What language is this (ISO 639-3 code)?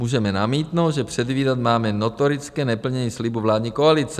ces